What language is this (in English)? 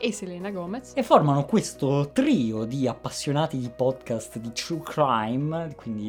Italian